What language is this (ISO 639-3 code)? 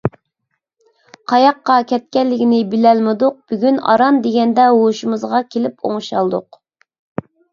uig